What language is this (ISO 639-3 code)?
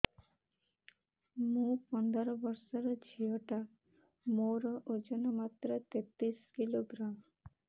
ori